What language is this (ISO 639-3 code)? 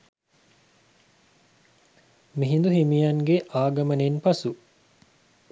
sin